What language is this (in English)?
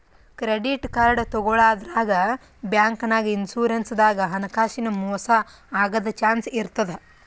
Kannada